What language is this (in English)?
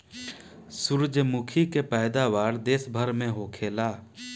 Bhojpuri